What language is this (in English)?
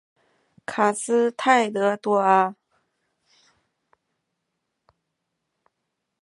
Chinese